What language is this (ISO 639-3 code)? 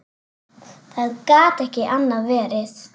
isl